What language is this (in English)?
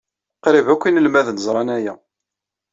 Kabyle